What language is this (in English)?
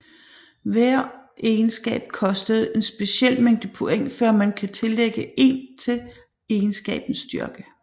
Danish